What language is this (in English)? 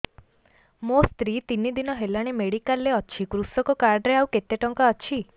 Odia